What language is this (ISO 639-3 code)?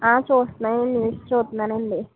tel